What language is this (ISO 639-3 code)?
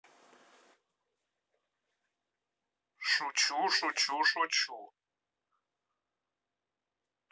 rus